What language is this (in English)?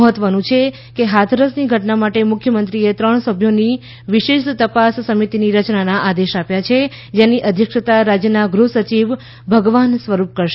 Gujarati